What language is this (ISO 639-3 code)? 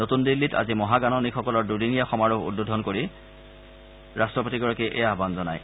asm